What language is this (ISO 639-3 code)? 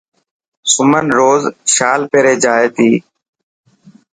mki